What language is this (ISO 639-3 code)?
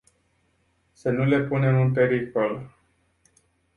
ron